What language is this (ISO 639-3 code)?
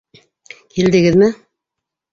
bak